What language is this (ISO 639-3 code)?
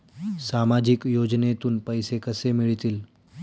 mar